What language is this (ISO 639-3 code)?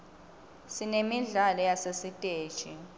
ssw